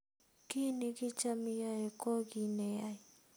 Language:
Kalenjin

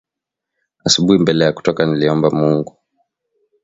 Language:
Swahili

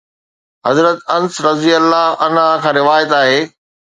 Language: Sindhi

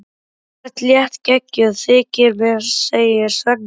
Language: Icelandic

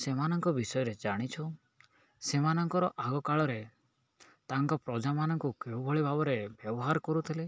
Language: Odia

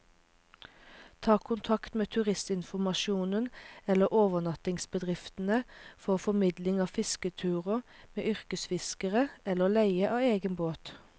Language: Norwegian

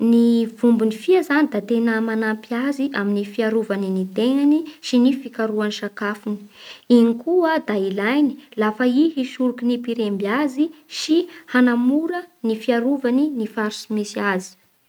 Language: Bara Malagasy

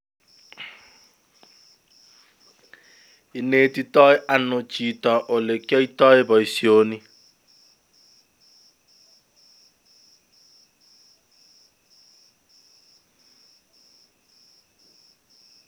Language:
Kalenjin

